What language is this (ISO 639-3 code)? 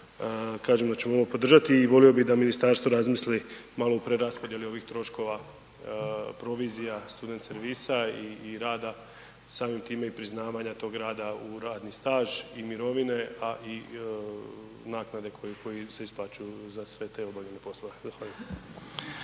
hrv